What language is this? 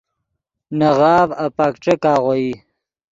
Yidgha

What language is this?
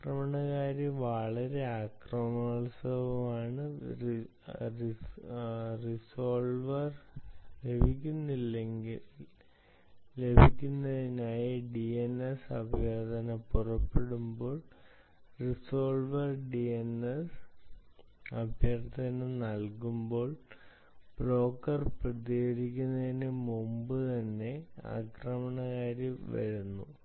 Malayalam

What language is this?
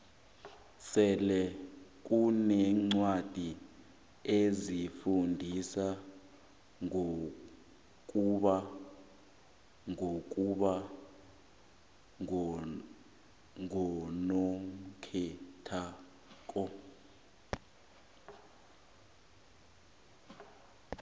South Ndebele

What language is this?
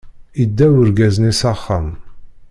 Kabyle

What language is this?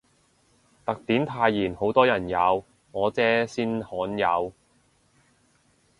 Cantonese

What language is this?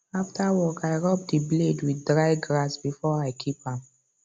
Nigerian Pidgin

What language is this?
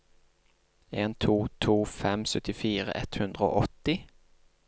Norwegian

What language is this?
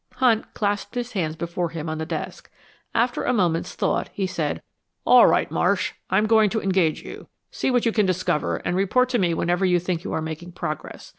English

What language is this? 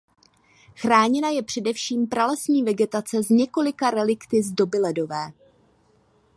Czech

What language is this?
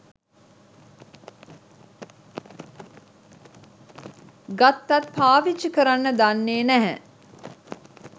Sinhala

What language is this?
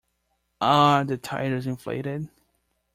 English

